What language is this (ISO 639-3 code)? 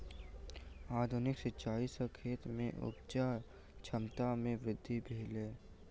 mai